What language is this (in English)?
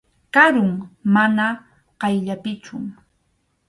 Arequipa-La Unión Quechua